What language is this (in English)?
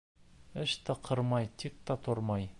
Bashkir